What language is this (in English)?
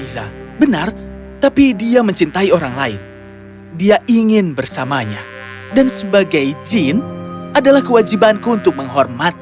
Indonesian